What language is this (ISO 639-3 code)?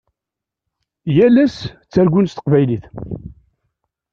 kab